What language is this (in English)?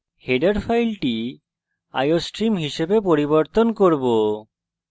Bangla